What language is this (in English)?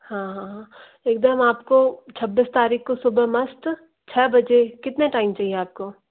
Hindi